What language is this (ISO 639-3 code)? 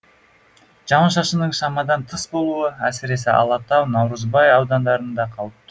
kaz